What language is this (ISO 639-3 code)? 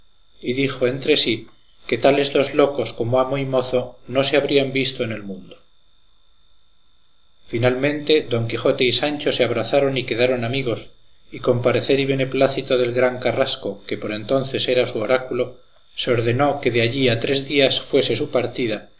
spa